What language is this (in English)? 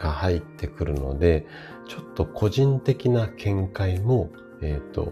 Japanese